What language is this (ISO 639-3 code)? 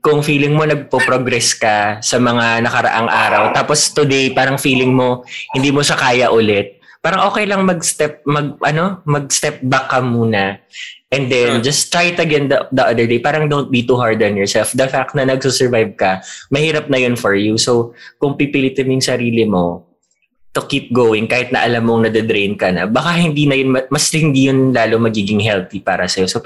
fil